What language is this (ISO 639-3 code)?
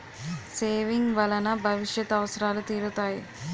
tel